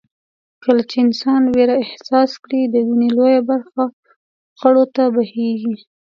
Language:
Pashto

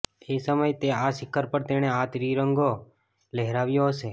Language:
Gujarati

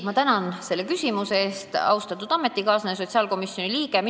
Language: Estonian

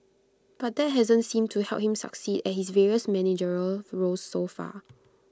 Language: English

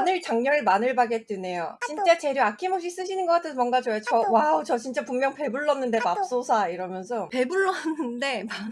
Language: Korean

